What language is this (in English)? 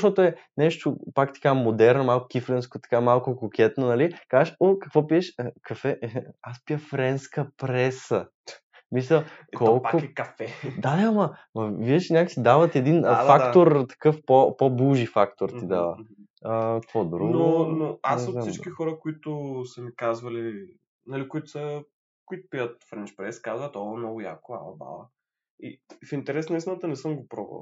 Bulgarian